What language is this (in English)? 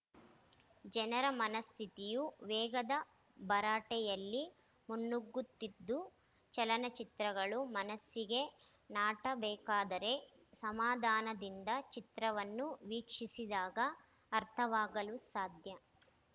Kannada